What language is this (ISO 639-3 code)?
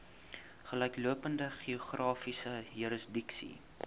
afr